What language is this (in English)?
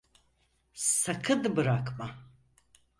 Turkish